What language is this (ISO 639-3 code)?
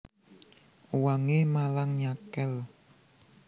jav